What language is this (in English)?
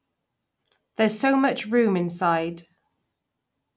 English